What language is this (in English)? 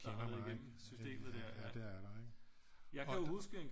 Danish